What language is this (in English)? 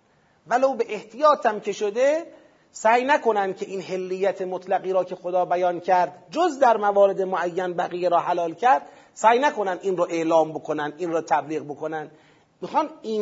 Persian